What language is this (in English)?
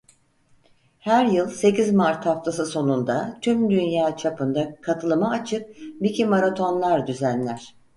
Turkish